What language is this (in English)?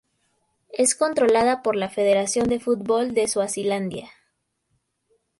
Spanish